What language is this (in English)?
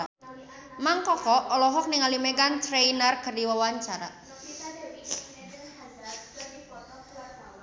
Sundanese